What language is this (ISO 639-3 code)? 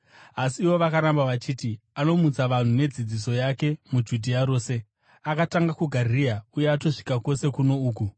sna